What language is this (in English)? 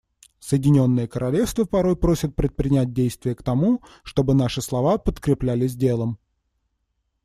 Russian